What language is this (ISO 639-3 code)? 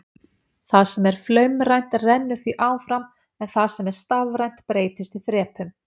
isl